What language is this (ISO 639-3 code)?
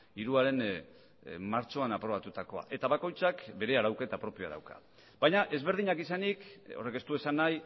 eus